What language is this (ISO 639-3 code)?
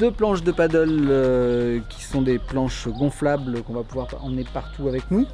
fra